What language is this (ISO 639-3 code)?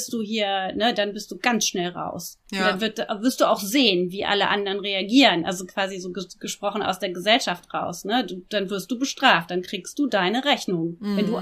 deu